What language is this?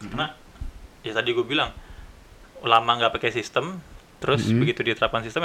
Indonesian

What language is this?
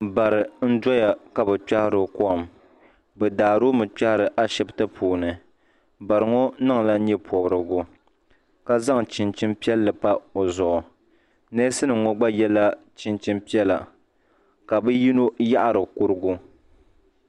Dagbani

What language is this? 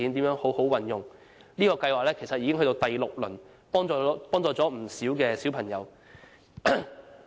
Cantonese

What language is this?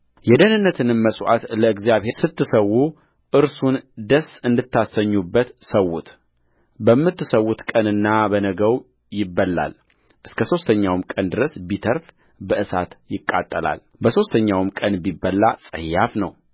Amharic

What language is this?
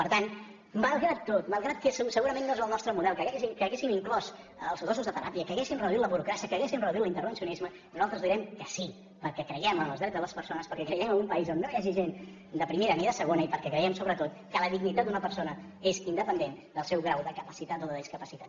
Catalan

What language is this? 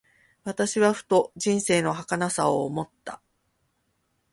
Japanese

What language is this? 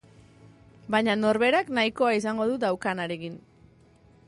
Basque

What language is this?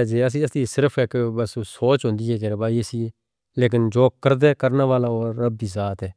Northern Hindko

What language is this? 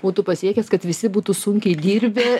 Lithuanian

